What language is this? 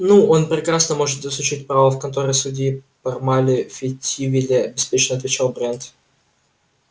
Russian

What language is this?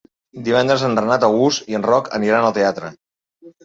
Catalan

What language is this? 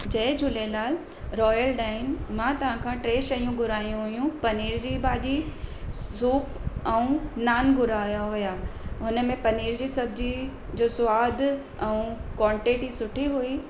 Sindhi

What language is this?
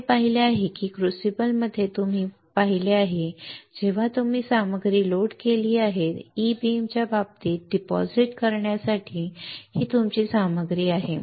Marathi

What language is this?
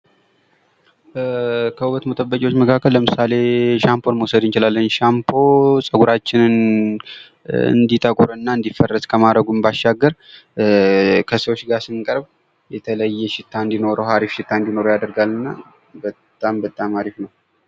Amharic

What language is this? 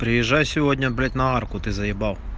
Russian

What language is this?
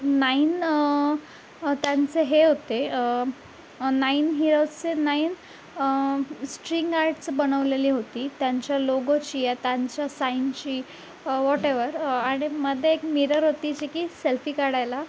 Marathi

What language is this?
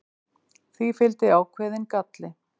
Icelandic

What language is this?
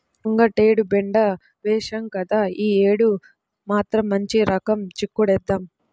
Telugu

